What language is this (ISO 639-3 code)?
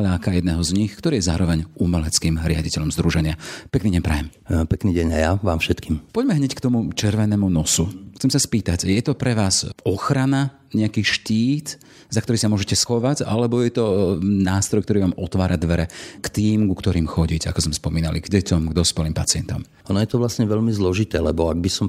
slk